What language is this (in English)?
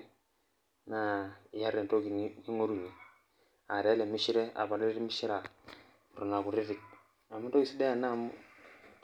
Masai